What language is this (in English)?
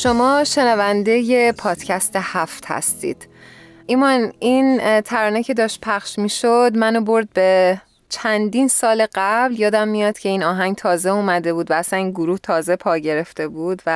Persian